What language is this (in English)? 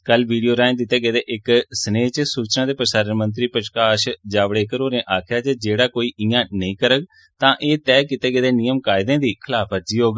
Dogri